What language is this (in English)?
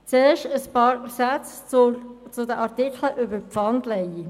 Swiss German